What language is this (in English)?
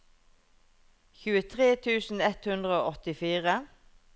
Norwegian